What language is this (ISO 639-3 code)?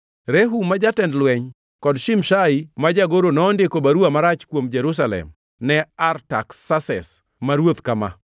luo